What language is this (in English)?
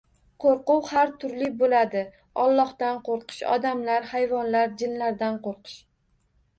Uzbek